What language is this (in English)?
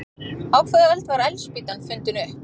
Icelandic